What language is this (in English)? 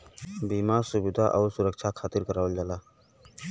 Bhojpuri